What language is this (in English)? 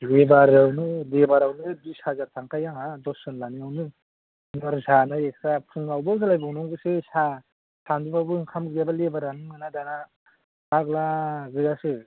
Bodo